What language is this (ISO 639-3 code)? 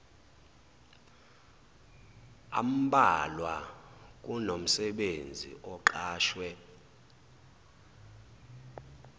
zul